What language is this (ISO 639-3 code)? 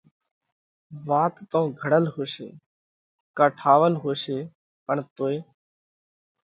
kvx